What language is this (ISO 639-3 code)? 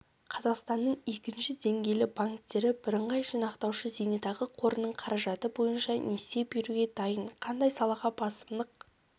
kaz